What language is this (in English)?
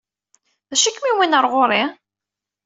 Kabyle